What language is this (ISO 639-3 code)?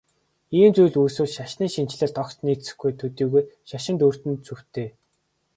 mon